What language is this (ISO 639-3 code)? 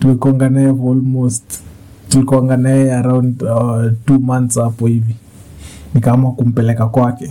swa